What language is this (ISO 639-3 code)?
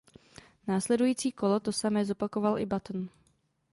ces